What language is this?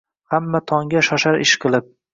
Uzbek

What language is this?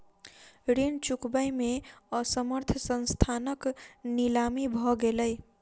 Maithili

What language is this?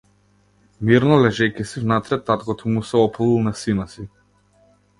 Macedonian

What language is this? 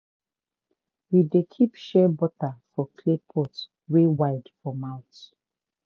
Nigerian Pidgin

